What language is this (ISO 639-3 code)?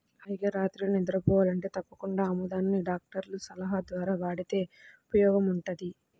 tel